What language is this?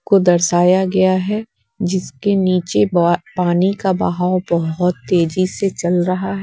Hindi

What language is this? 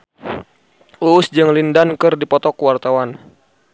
Sundanese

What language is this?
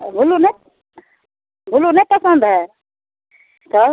Maithili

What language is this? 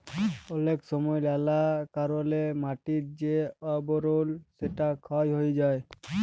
Bangla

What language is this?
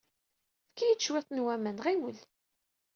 Kabyle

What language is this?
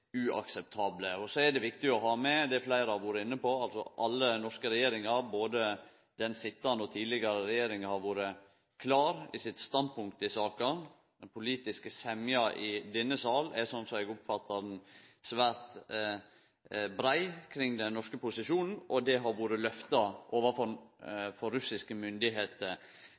Norwegian Nynorsk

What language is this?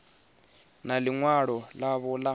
Venda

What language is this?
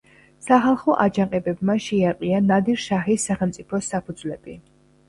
Georgian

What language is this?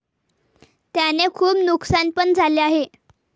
Marathi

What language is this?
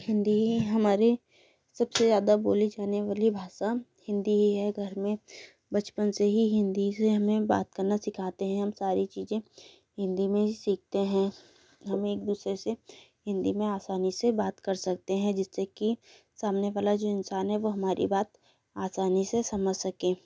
Hindi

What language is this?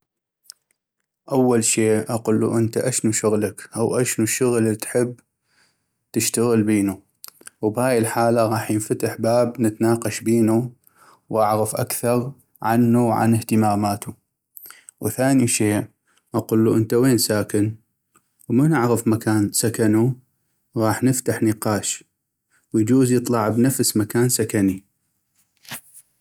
North Mesopotamian Arabic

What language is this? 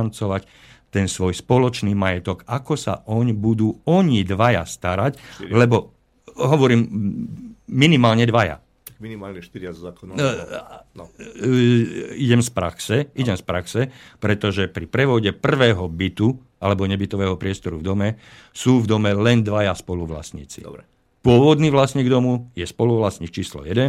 Slovak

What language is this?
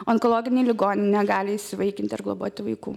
Lithuanian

